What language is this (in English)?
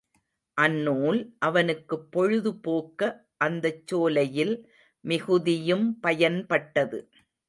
Tamil